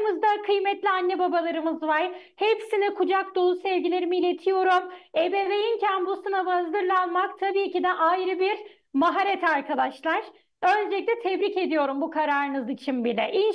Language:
Turkish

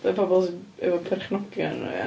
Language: Welsh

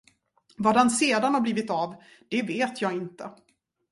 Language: Swedish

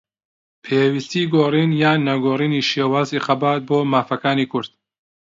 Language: Central Kurdish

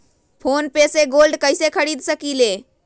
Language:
Magahi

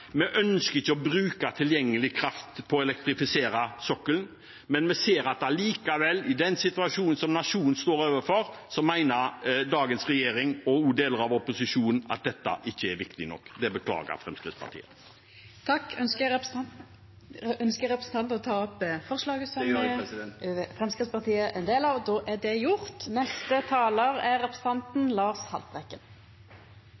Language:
Norwegian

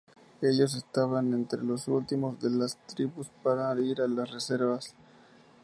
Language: Spanish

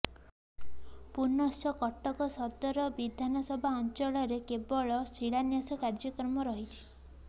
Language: Odia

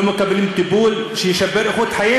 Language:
Hebrew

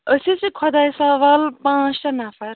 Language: Kashmiri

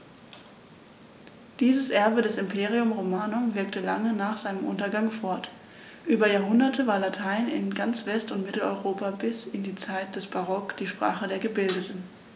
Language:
German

